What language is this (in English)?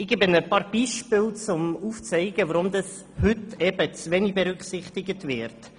Swiss German